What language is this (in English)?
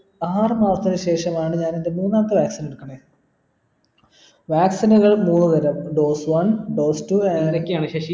Malayalam